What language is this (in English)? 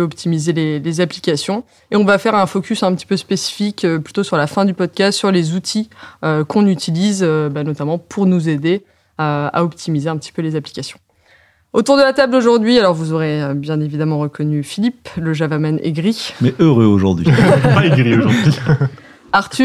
French